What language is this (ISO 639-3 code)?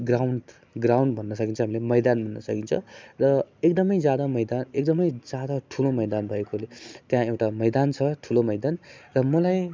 nep